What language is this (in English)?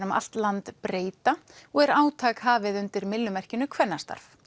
Icelandic